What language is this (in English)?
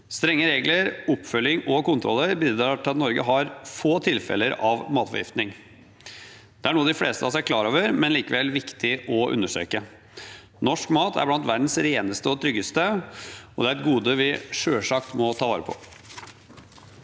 Norwegian